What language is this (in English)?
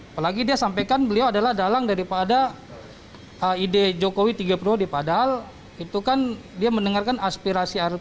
Indonesian